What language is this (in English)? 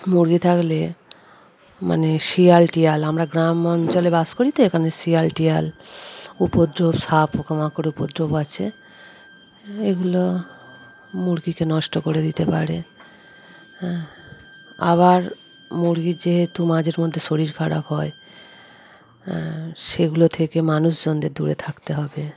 Bangla